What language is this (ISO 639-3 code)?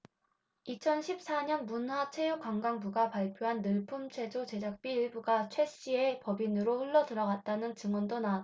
kor